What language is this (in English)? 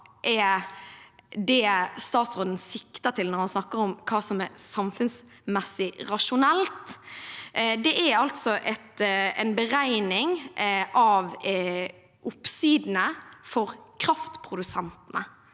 Norwegian